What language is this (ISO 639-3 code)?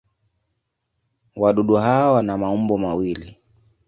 swa